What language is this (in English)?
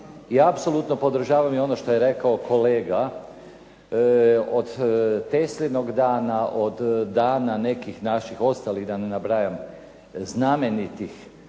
Croatian